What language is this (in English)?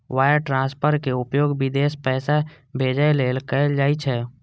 Maithili